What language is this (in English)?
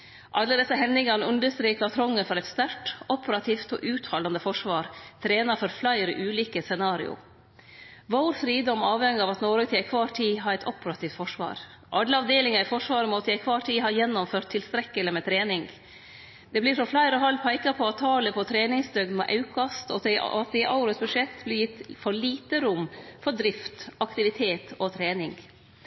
Norwegian Nynorsk